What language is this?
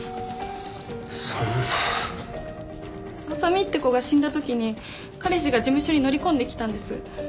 Japanese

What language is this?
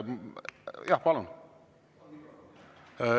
Estonian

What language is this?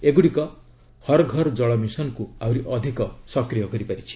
Odia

